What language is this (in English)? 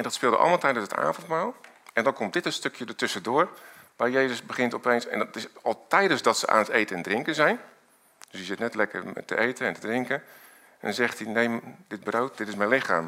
Dutch